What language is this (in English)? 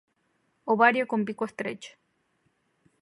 Spanish